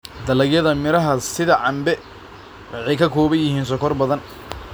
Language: Somali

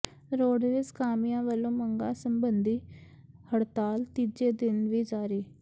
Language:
Punjabi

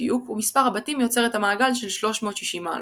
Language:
Hebrew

